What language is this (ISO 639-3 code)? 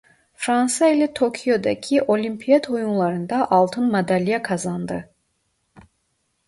tur